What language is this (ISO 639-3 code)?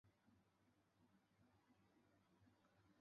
zho